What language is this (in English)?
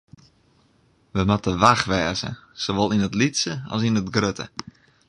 Western Frisian